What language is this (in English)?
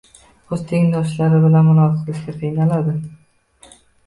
Uzbek